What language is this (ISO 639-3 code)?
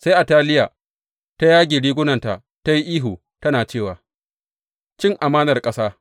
hau